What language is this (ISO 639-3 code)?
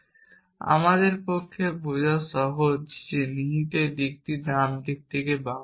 ben